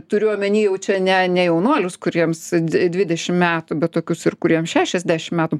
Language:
Lithuanian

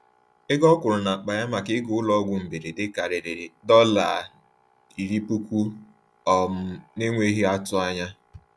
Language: Igbo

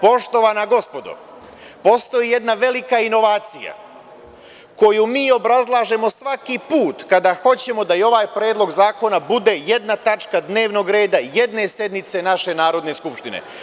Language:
Serbian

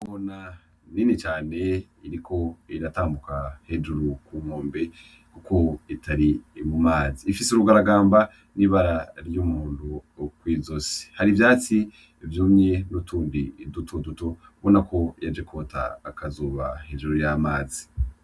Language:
Rundi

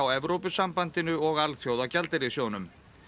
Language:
Icelandic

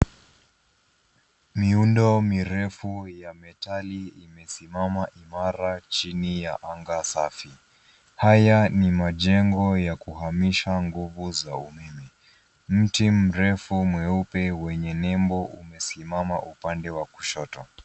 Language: Swahili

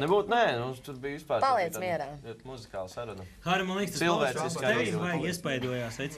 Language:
Latvian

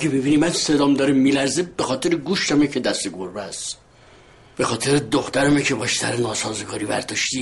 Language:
Persian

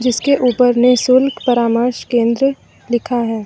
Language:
Hindi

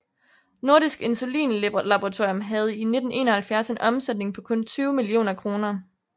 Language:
Danish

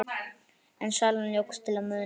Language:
Icelandic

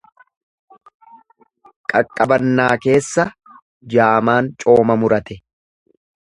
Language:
Oromo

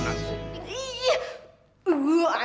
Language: Indonesian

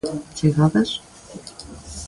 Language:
Galician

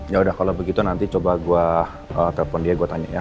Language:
Indonesian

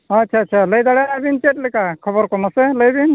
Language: Santali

